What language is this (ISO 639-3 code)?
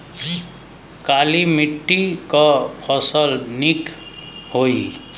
bho